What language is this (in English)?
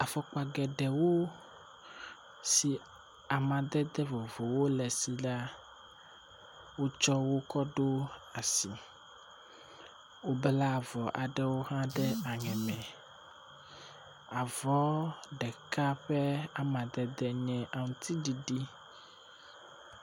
Ewe